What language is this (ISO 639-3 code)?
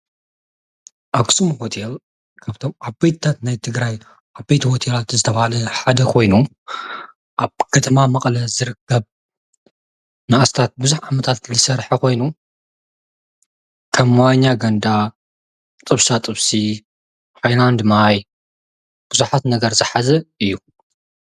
tir